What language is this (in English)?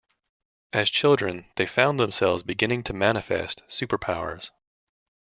English